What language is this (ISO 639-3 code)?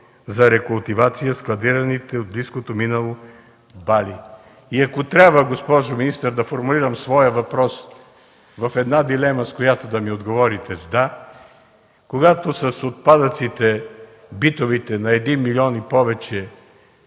bul